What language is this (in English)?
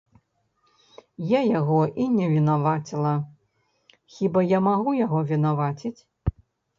Belarusian